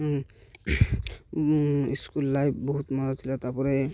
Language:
Odia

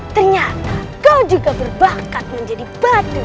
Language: Indonesian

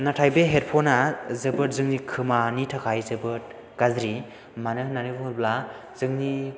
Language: Bodo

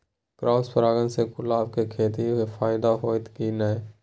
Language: Maithili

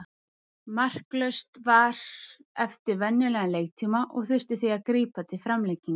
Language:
Icelandic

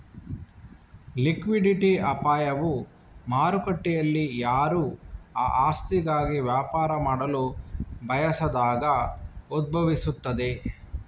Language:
Kannada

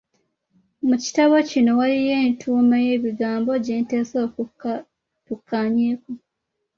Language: Ganda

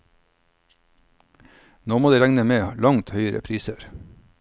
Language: Norwegian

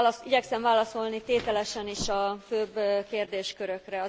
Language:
Hungarian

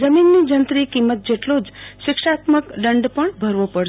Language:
Gujarati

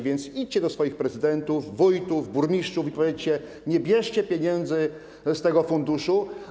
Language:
Polish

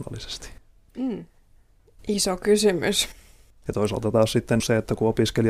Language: Finnish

